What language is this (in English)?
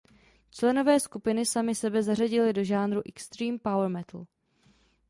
Czech